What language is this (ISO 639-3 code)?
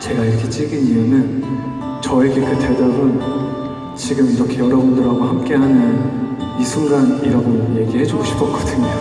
kor